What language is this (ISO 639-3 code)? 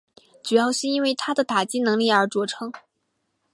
zho